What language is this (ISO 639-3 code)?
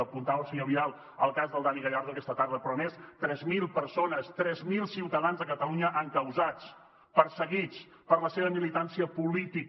cat